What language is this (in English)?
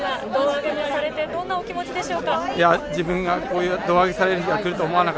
Japanese